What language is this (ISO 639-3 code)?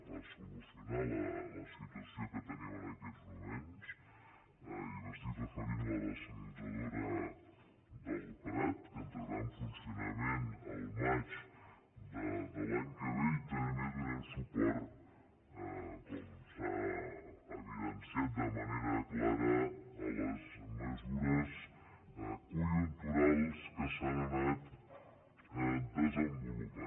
cat